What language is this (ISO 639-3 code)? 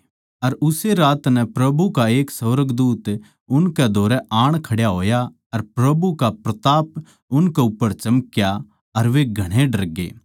bgc